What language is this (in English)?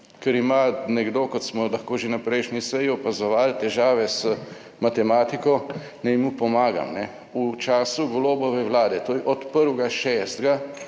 Slovenian